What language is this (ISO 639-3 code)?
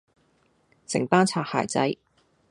yue